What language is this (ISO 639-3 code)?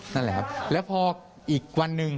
tha